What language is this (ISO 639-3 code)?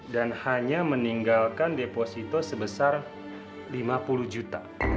ind